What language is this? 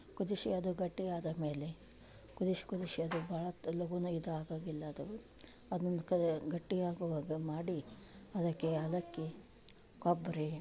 Kannada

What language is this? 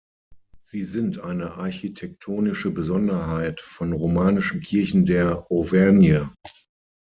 German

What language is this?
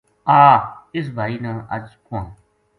Gujari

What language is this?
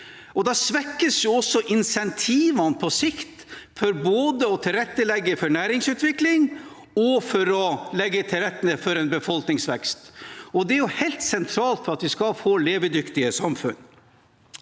Norwegian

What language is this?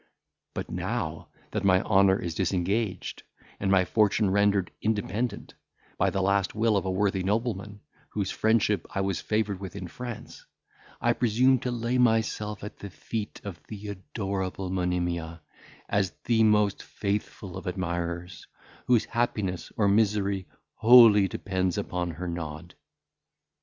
English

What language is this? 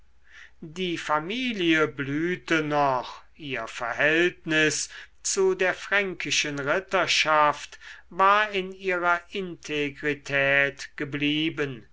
German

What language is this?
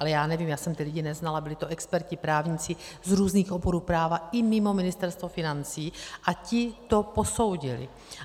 Czech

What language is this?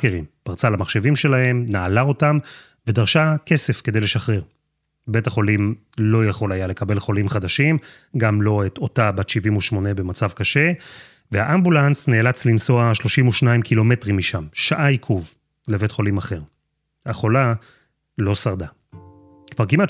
Hebrew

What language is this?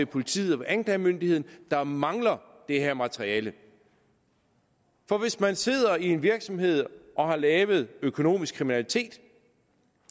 Danish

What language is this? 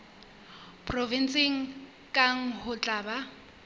Southern Sotho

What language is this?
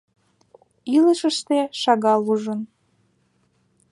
Mari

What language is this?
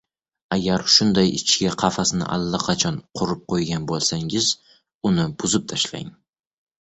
Uzbek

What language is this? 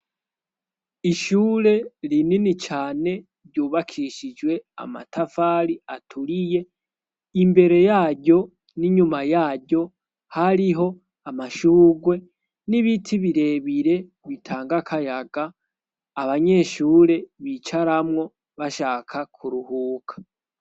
Rundi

